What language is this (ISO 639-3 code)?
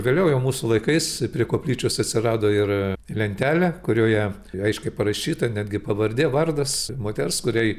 lit